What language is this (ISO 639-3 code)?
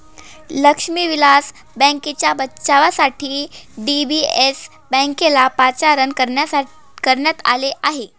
mar